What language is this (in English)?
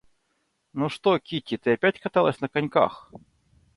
Russian